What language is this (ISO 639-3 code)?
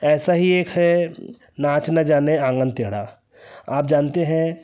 hin